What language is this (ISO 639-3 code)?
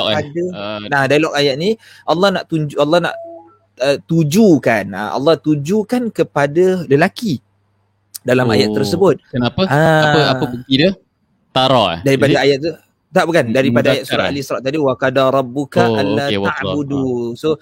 msa